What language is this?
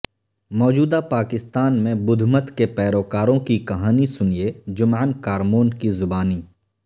Urdu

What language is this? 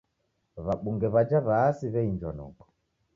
Taita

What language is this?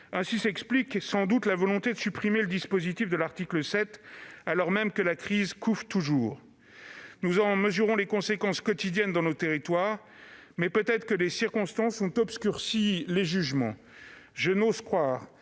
French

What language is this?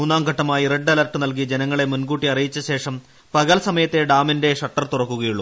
Malayalam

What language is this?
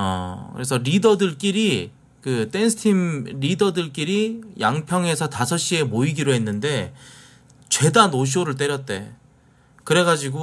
Korean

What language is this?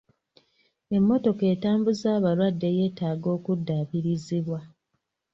Ganda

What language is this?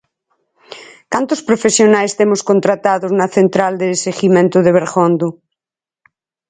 Galician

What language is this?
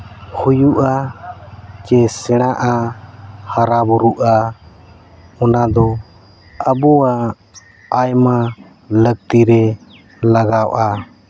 Santali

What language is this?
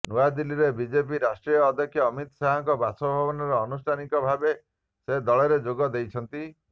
Odia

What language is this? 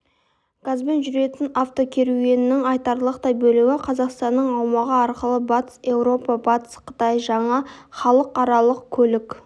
Kazakh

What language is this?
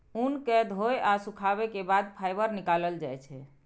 Maithili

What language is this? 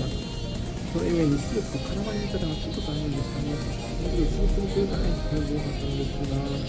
Japanese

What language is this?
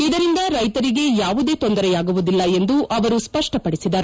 Kannada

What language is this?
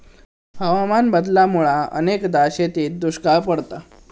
Marathi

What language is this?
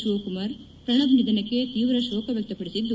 Kannada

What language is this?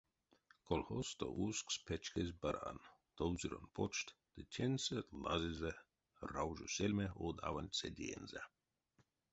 Erzya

